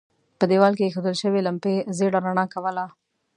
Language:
Pashto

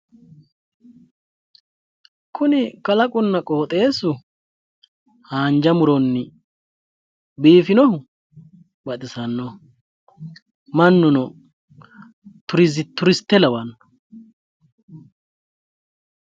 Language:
Sidamo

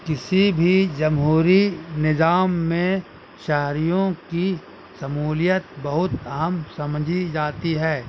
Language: Urdu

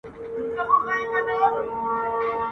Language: Pashto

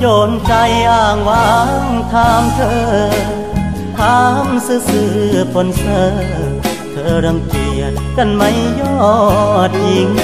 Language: Thai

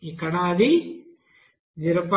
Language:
Telugu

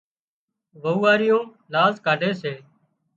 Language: Wadiyara Koli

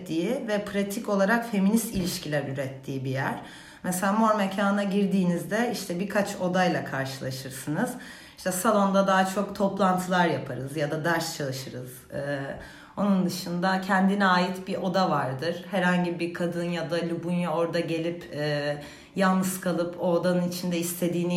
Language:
Turkish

